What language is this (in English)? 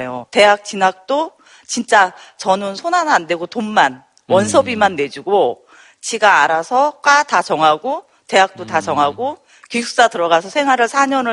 Korean